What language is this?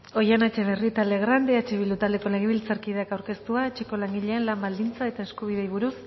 Basque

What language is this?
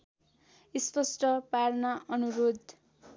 Nepali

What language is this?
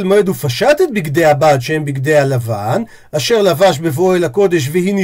Hebrew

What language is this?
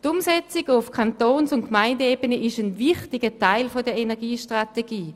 Swiss German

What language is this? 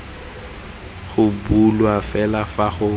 Tswana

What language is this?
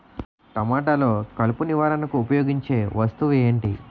Telugu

